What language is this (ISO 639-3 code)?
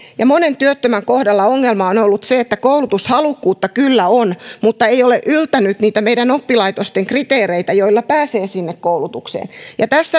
fin